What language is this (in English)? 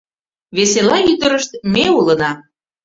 Mari